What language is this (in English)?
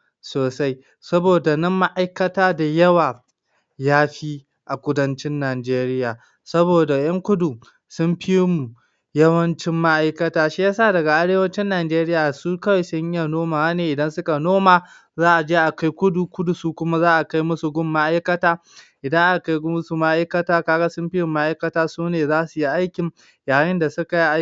Hausa